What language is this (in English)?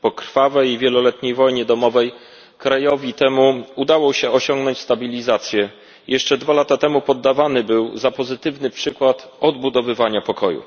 Polish